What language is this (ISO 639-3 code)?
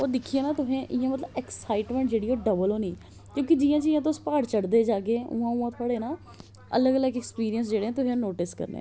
doi